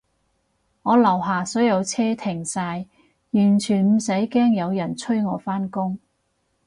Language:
Cantonese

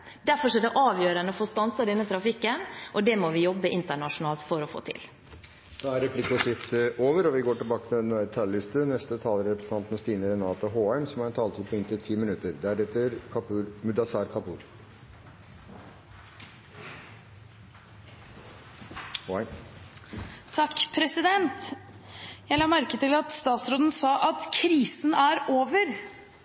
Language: Norwegian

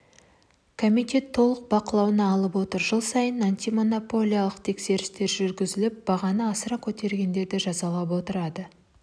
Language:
Kazakh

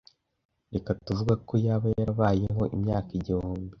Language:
Kinyarwanda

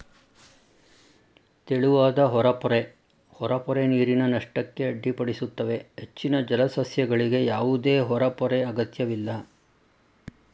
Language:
Kannada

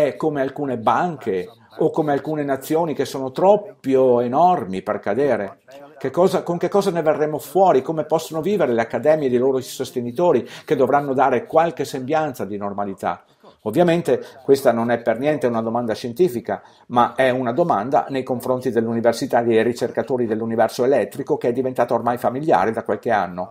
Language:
Italian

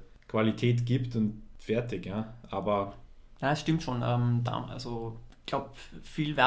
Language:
German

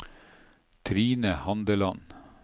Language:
Norwegian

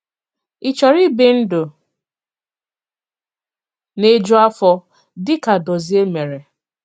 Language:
Igbo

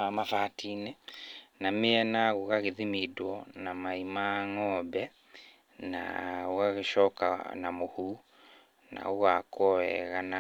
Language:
Kikuyu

